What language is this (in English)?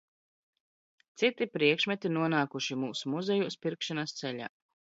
Latvian